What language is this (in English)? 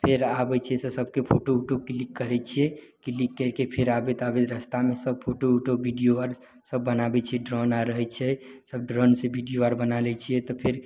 Maithili